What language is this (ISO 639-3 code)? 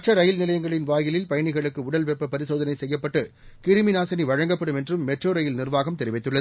tam